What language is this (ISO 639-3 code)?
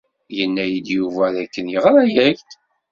kab